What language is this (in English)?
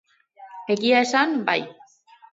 Basque